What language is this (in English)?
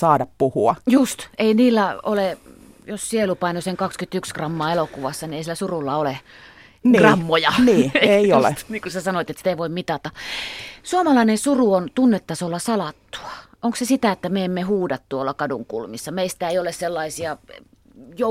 Finnish